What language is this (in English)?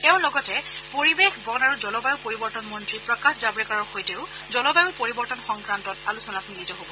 Assamese